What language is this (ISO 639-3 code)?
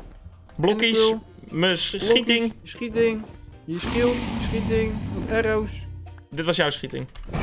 nld